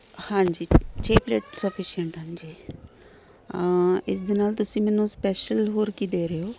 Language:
Punjabi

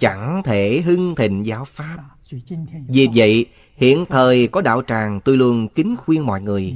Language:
Vietnamese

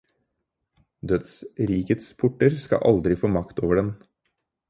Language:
Norwegian Bokmål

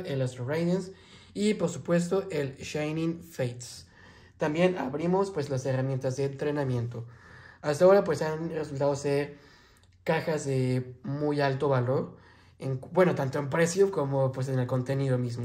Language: Spanish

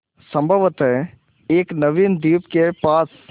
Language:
Hindi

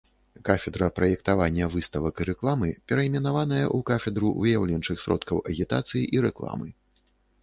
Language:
Belarusian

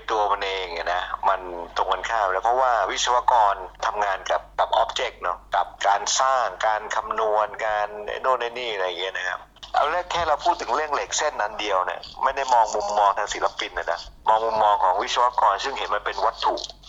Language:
Thai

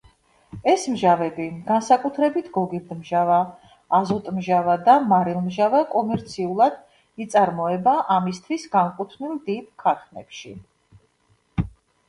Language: Georgian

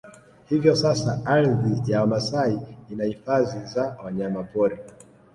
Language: Swahili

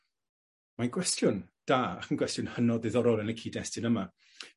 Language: Welsh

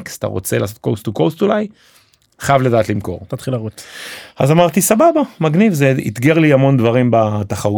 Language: Hebrew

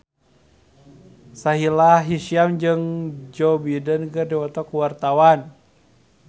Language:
Sundanese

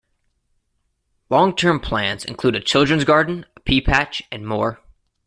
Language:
English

